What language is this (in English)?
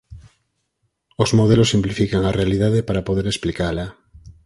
Galician